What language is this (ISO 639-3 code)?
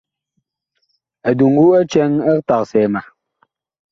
bkh